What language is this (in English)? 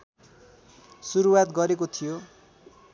Nepali